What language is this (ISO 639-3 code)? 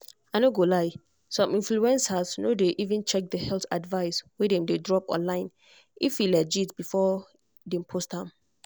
pcm